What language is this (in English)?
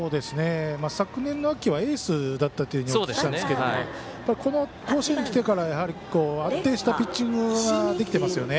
Japanese